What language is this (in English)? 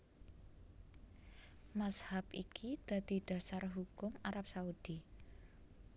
Javanese